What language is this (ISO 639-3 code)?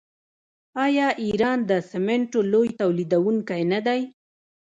pus